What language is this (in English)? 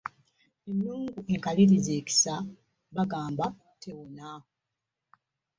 Ganda